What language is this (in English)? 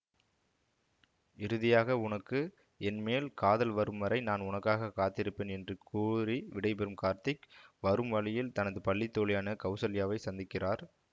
Tamil